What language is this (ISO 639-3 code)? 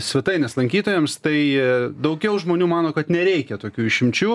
lit